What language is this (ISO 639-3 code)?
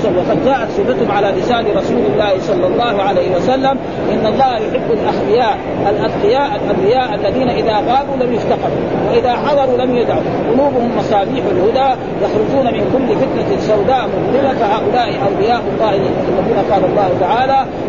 ara